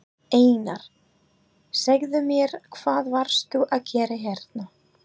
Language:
Icelandic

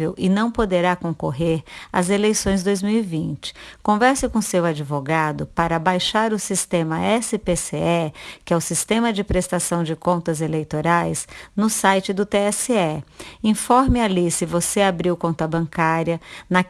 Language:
Portuguese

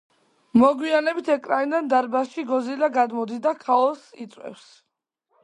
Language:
Georgian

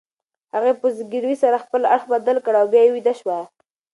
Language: Pashto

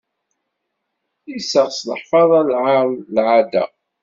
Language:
Kabyle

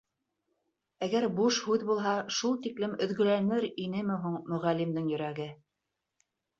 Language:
Bashkir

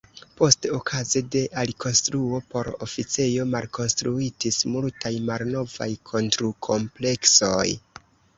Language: Esperanto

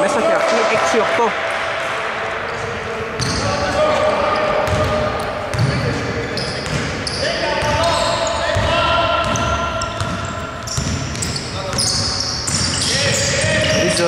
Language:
Greek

